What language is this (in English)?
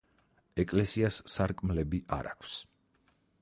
Georgian